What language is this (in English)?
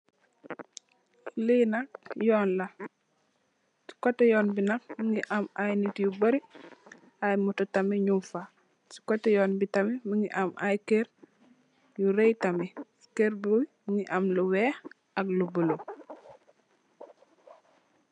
Wolof